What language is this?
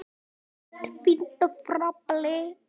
Icelandic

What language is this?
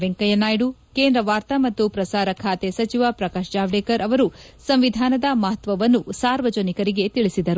Kannada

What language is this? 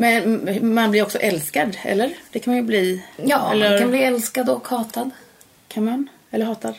Swedish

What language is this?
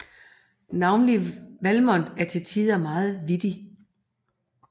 Danish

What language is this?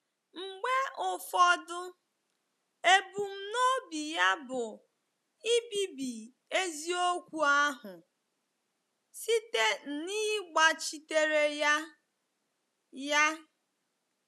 Igbo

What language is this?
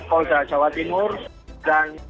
Indonesian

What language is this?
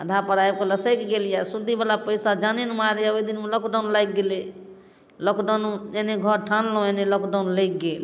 Maithili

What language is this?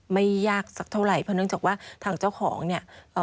Thai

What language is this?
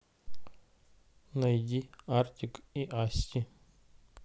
Russian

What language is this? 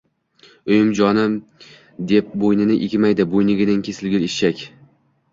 Uzbek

